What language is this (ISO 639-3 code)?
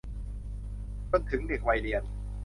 tha